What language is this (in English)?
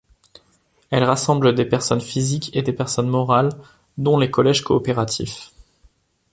French